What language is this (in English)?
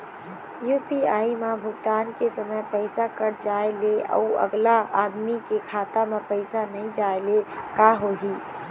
Chhattisgarhi